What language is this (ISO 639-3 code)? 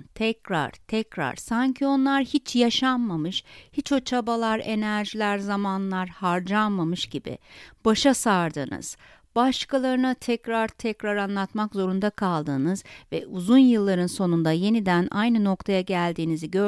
tur